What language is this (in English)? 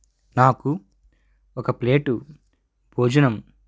Telugu